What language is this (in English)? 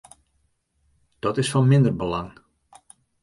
Western Frisian